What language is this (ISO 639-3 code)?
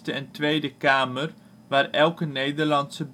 nld